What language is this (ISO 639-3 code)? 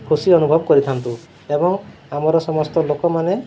ori